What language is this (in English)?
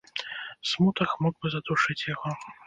Belarusian